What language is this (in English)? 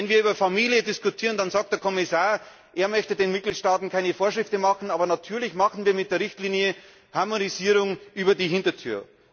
German